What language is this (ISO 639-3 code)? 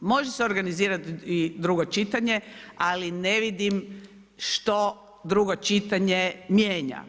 hrv